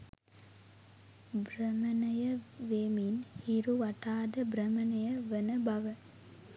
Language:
Sinhala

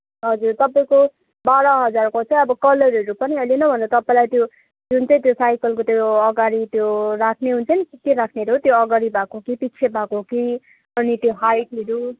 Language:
Nepali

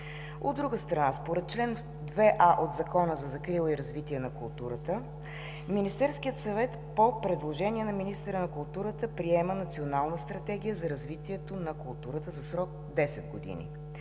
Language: Bulgarian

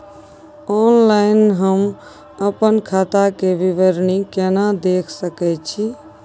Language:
Maithili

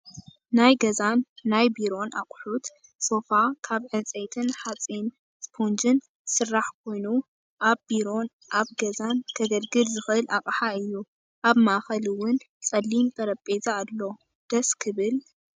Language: Tigrinya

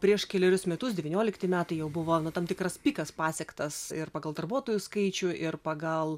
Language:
Lithuanian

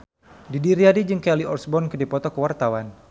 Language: Sundanese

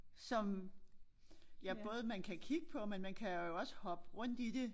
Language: Danish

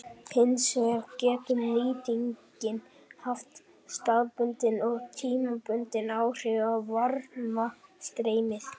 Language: Icelandic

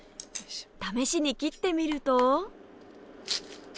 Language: Japanese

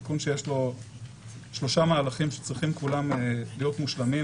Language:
Hebrew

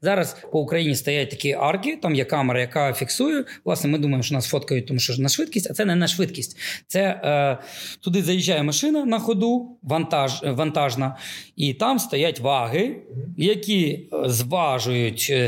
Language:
Ukrainian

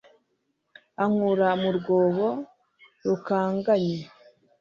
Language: Kinyarwanda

